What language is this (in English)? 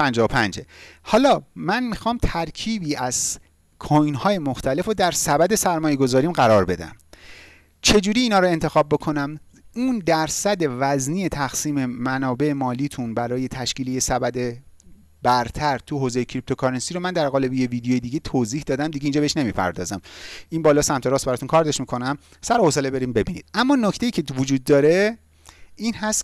Persian